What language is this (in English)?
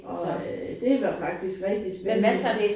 Danish